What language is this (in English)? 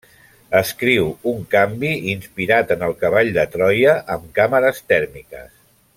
Catalan